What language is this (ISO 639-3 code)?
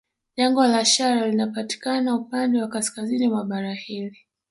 swa